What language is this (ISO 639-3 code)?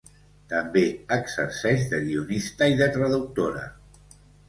cat